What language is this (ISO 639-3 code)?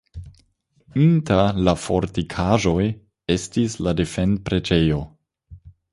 epo